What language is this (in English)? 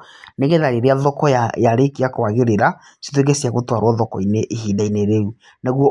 Kikuyu